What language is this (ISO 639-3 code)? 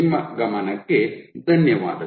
kan